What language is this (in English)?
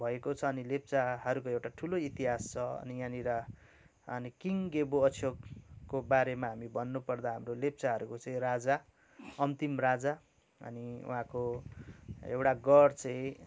Nepali